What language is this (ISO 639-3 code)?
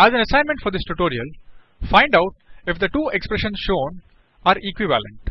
eng